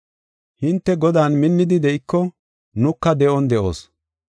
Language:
Gofa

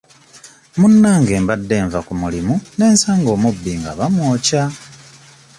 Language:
Ganda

